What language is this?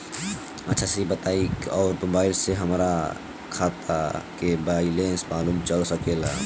Bhojpuri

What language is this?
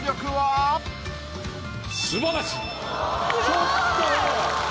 Japanese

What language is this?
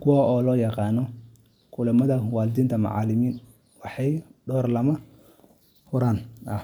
Somali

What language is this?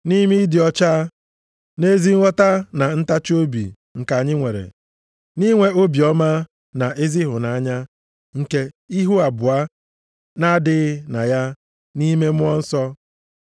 Igbo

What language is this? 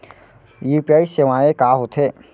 Chhattisgarhi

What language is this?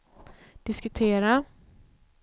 Swedish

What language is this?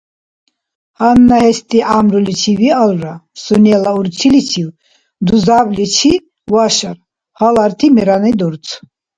Dargwa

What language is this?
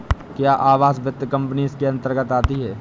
Hindi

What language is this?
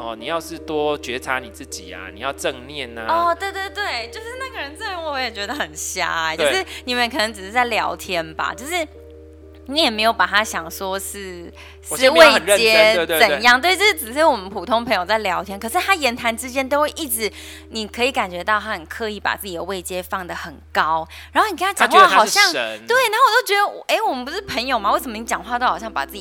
Chinese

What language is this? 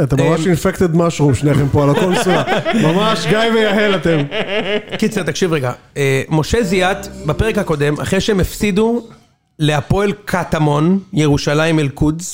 Hebrew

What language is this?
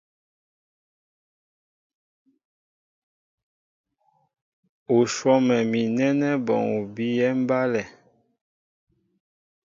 Mbo (Cameroon)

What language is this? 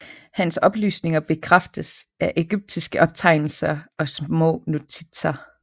Danish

